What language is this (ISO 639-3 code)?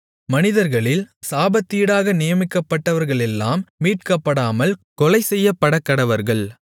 tam